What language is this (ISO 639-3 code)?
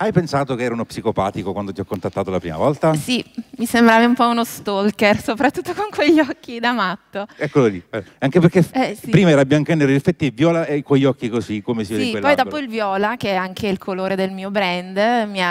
ita